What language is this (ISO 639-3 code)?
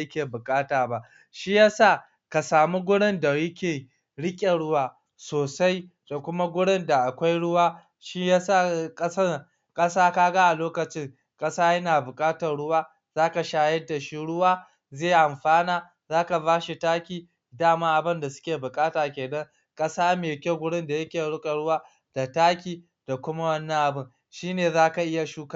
hau